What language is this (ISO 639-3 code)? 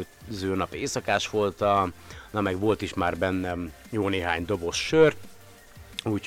hun